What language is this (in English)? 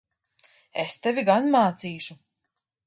Latvian